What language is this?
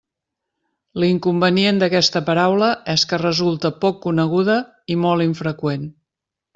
Catalan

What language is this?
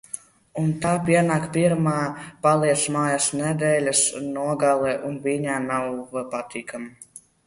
Latvian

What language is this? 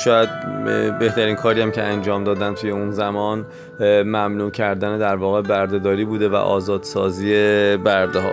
Persian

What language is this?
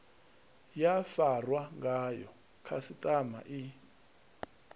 Venda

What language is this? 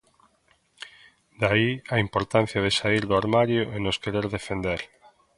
Galician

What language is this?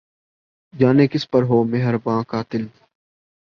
Urdu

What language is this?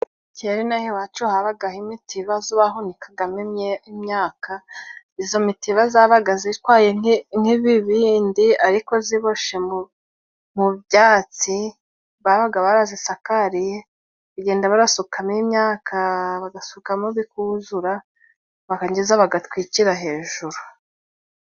Kinyarwanda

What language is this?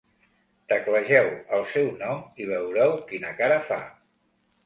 Catalan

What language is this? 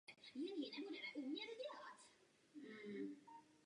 Czech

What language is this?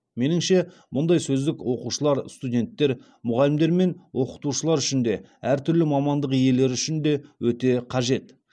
Kazakh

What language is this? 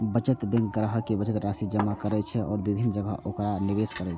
Maithili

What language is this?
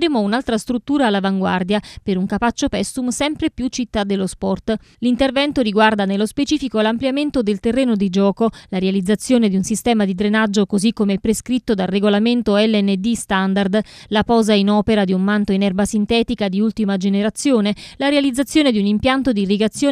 Italian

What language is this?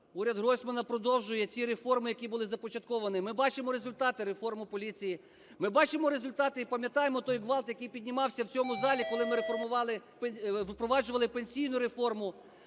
Ukrainian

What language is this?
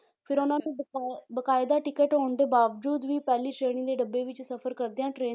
Punjabi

